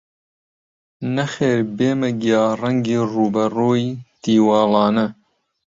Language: Central Kurdish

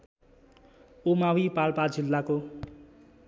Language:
Nepali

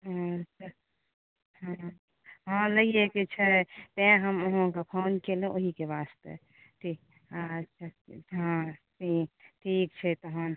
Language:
Maithili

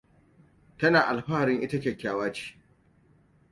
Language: Hausa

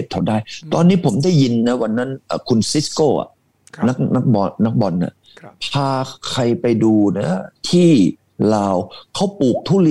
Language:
Thai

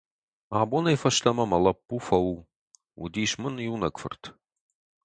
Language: Ossetic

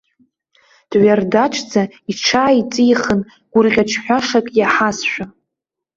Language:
Abkhazian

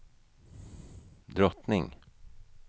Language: Swedish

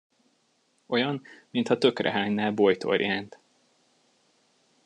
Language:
Hungarian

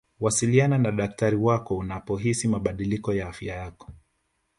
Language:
Swahili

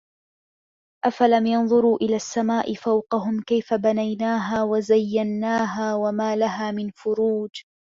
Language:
Arabic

